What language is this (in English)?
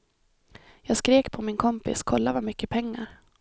Swedish